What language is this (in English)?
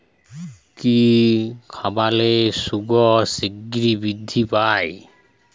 Bangla